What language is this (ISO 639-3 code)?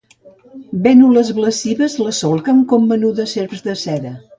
cat